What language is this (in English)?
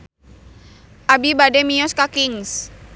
Sundanese